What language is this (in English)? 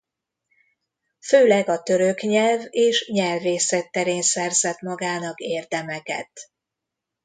Hungarian